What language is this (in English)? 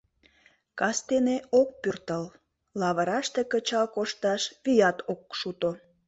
Mari